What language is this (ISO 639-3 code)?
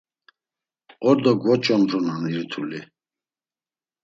lzz